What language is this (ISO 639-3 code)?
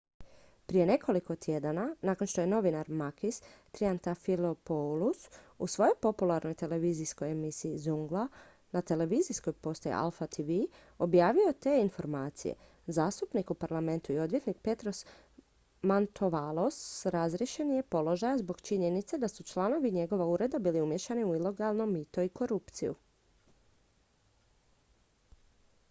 hrv